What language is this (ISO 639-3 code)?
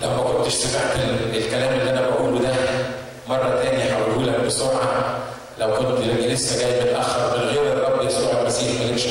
ara